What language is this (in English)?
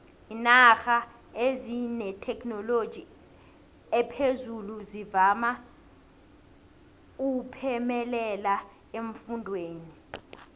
South Ndebele